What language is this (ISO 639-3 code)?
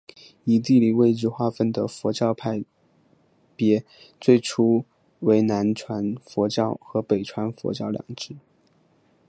zho